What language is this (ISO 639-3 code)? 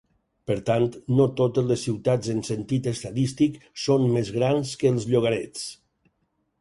cat